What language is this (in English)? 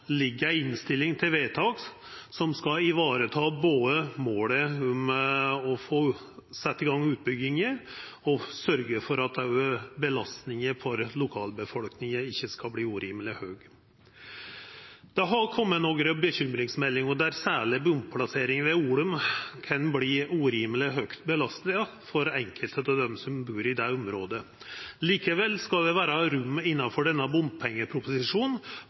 Norwegian Nynorsk